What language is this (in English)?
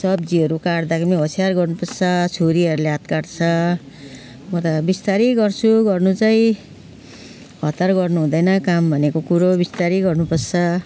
Nepali